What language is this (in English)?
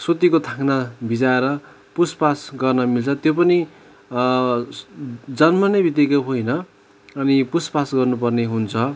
Nepali